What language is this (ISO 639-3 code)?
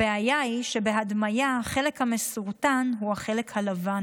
heb